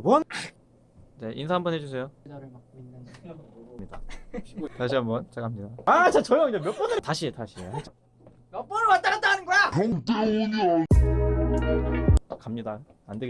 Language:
Korean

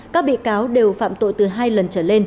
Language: Vietnamese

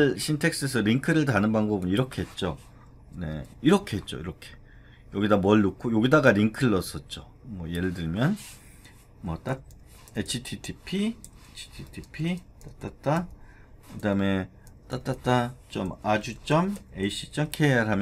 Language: Korean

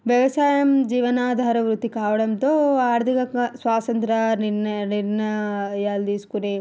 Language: Telugu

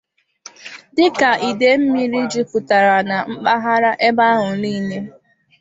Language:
Igbo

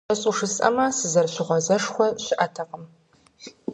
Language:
Kabardian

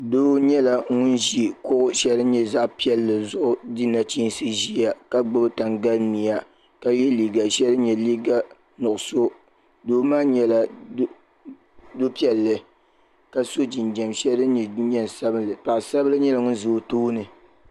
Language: Dagbani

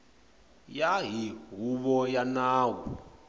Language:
Tsonga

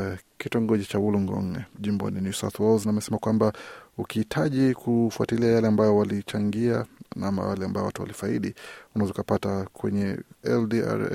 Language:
Swahili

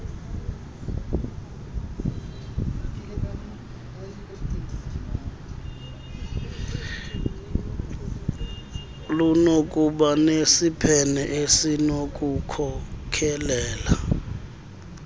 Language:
Xhosa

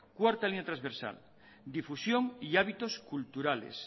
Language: Spanish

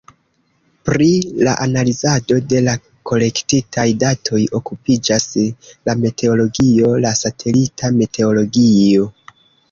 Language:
Esperanto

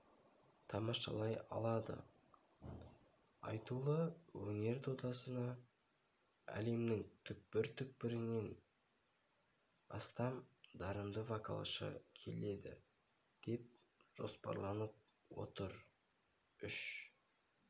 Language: Kazakh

